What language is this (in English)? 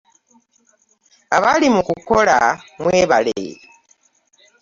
Ganda